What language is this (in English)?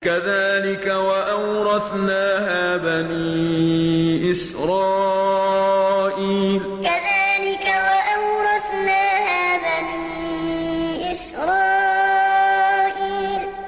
Arabic